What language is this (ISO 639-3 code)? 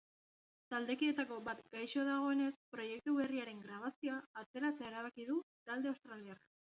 eus